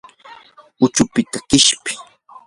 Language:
Yanahuanca Pasco Quechua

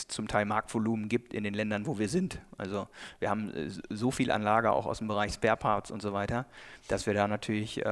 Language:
German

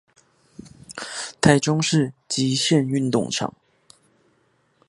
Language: Chinese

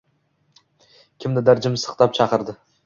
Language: Uzbek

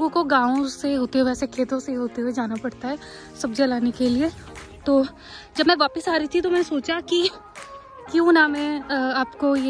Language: Hindi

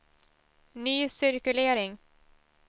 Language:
Swedish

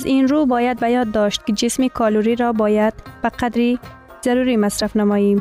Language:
Persian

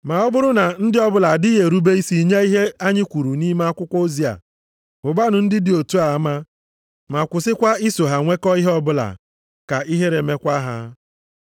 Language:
Igbo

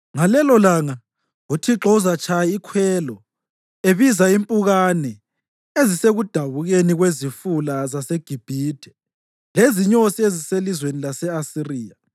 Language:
North Ndebele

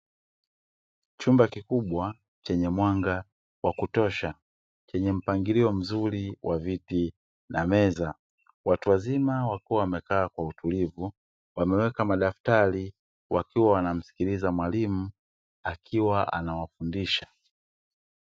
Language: Swahili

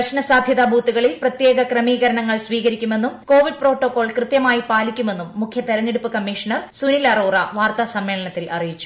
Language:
Malayalam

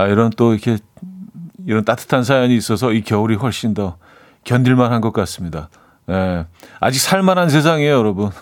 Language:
Korean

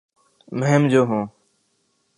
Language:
Urdu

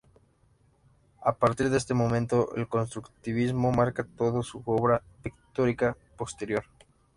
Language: Spanish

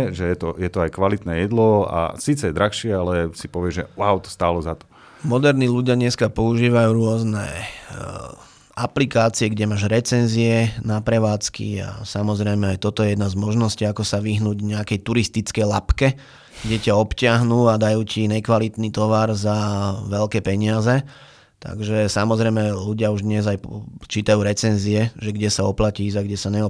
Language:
Slovak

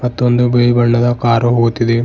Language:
Kannada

